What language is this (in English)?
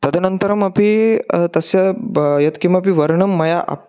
Sanskrit